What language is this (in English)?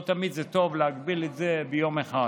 Hebrew